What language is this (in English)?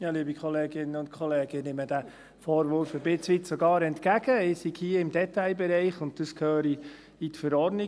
Swiss German